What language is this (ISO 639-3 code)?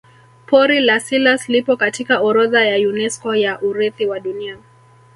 swa